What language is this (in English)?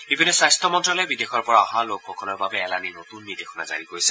Assamese